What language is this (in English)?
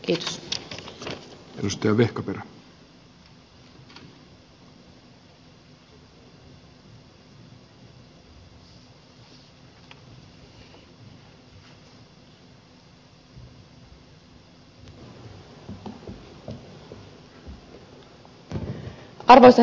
Finnish